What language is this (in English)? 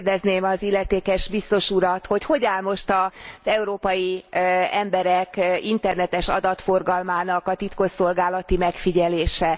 Hungarian